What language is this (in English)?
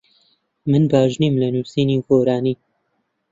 Central Kurdish